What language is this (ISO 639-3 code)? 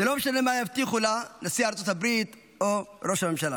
heb